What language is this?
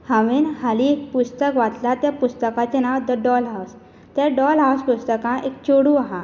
Konkani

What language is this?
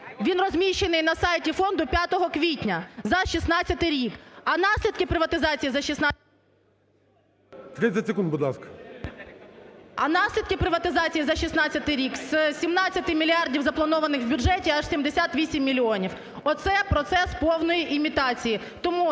Ukrainian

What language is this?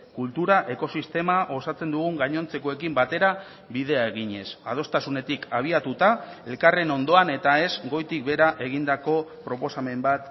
Basque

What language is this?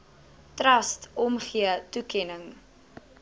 Afrikaans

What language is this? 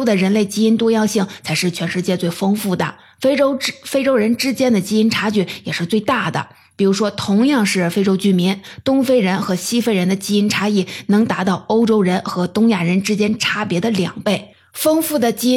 Chinese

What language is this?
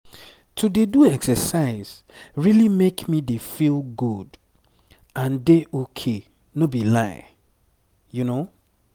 Nigerian Pidgin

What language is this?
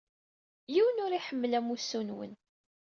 Kabyle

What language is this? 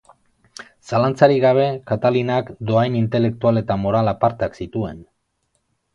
Basque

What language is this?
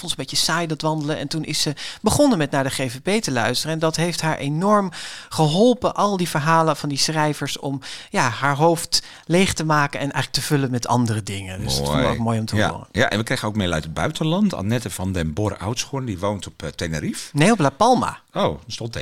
Dutch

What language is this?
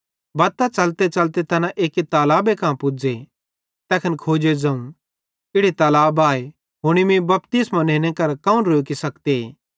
Bhadrawahi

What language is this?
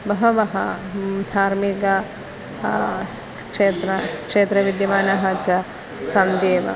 Sanskrit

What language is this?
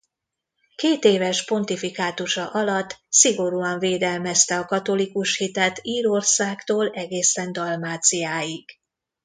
Hungarian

